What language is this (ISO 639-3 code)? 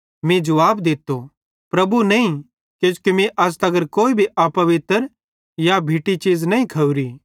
bhd